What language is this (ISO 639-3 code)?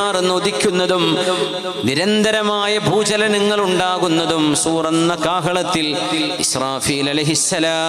ara